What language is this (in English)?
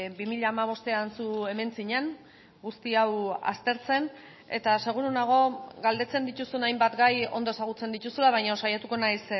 Basque